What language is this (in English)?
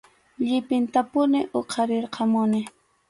Arequipa-La Unión Quechua